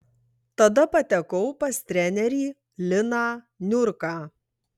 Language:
Lithuanian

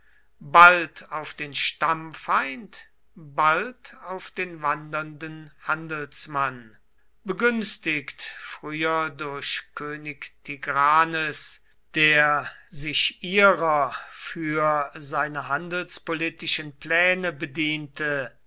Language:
German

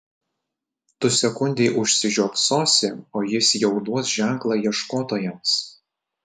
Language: Lithuanian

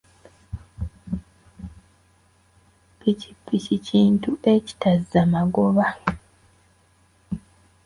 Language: Ganda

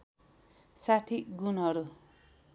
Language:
Nepali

